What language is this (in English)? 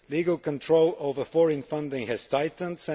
English